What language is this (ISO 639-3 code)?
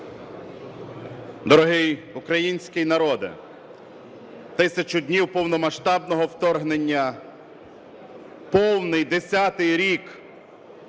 ukr